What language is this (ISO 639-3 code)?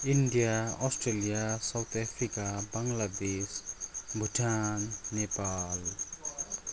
nep